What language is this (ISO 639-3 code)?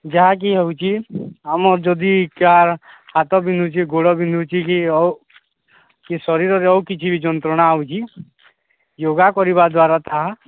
ori